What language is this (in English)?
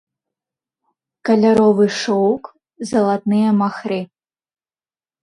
Belarusian